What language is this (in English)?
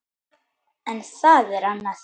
Icelandic